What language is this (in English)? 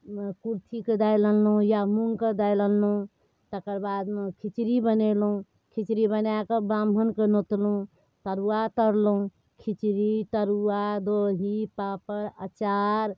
Maithili